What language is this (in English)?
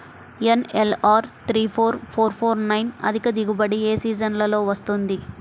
Telugu